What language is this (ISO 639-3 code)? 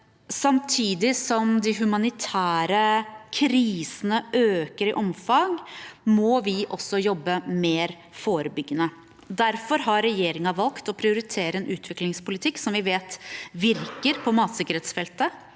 nor